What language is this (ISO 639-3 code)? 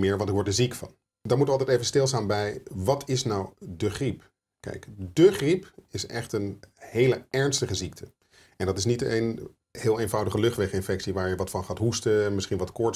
nld